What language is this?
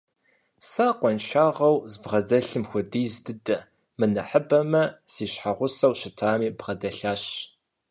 Kabardian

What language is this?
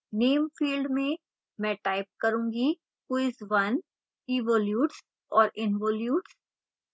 Hindi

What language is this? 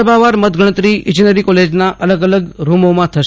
Gujarati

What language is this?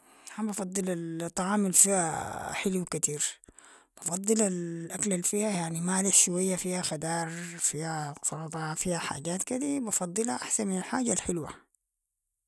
Sudanese Arabic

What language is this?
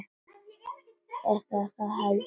Icelandic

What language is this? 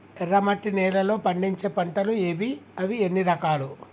Telugu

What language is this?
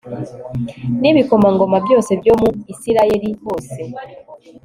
Kinyarwanda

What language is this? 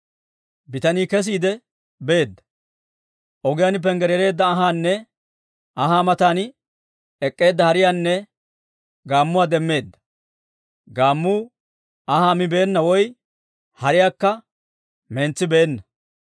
Dawro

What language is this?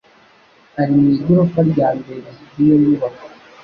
Kinyarwanda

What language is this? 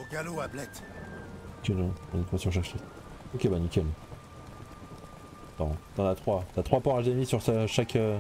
French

